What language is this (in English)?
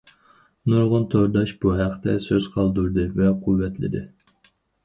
Uyghur